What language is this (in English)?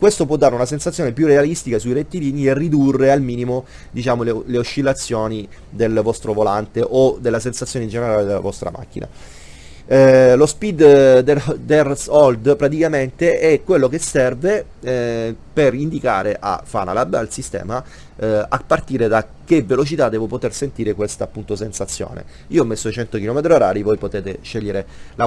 Italian